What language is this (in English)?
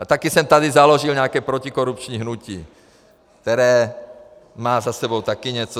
Czech